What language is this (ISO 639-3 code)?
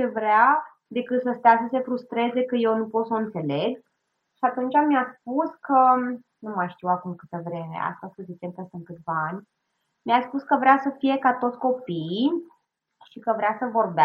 ron